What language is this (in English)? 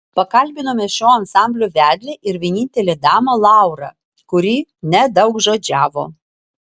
Lithuanian